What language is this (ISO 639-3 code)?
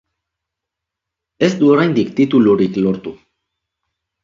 eus